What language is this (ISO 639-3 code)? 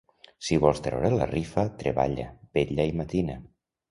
cat